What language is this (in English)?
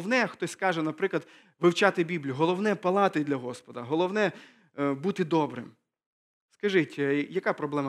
Ukrainian